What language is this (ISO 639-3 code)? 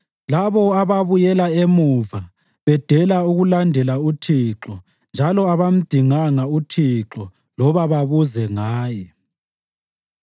nde